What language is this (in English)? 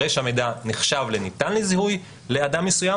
Hebrew